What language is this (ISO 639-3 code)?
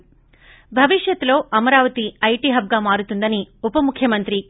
tel